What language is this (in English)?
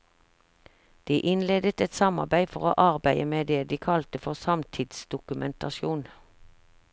Norwegian